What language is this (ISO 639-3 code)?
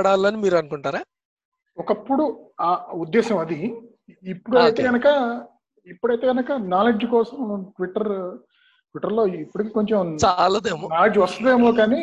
tel